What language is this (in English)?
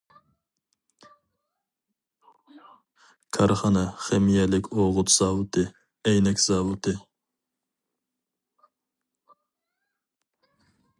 Uyghur